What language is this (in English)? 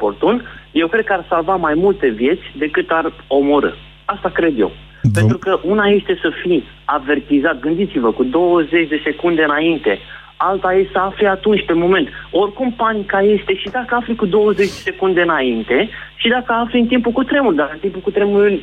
Romanian